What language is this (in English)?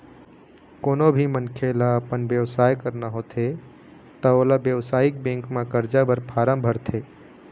Chhattisgarhi